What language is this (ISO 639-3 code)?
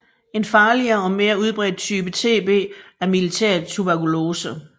dan